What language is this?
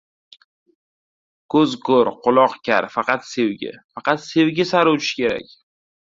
Uzbek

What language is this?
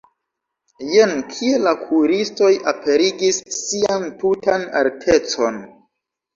Esperanto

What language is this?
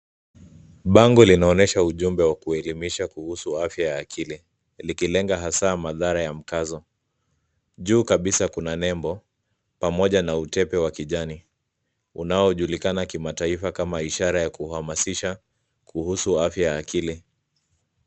Swahili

